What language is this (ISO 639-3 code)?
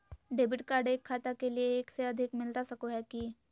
mag